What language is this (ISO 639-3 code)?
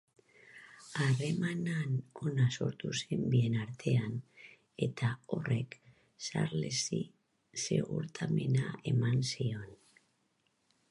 eus